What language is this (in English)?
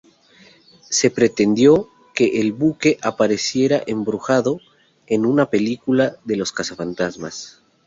Spanish